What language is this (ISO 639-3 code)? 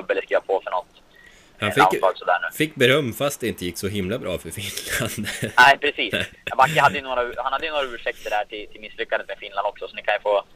swe